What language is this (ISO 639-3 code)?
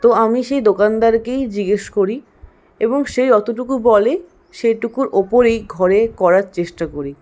ben